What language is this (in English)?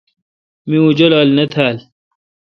Kalkoti